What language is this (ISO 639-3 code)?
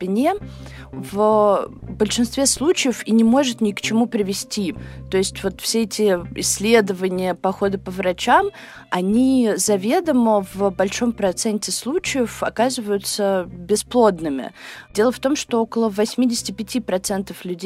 rus